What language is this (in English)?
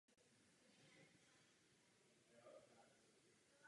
Czech